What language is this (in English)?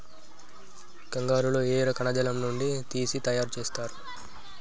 Telugu